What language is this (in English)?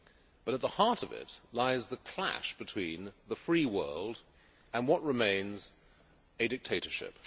English